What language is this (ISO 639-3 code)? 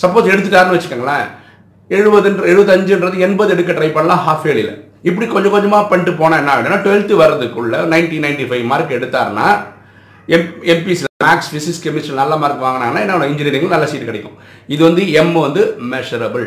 tam